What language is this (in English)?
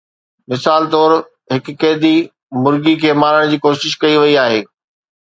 Sindhi